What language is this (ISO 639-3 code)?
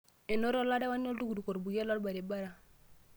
mas